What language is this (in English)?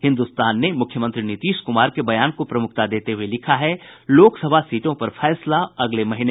Hindi